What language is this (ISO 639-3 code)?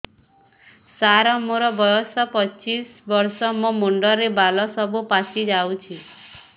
ori